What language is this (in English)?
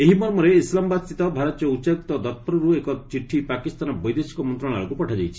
Odia